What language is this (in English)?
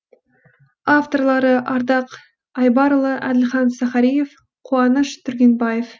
Kazakh